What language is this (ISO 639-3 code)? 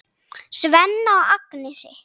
isl